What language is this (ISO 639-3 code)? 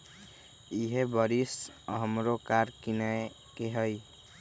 mag